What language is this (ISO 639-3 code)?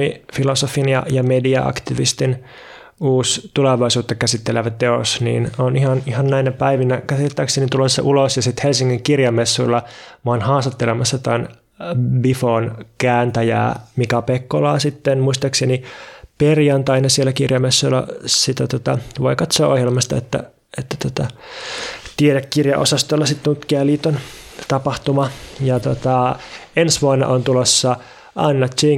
fin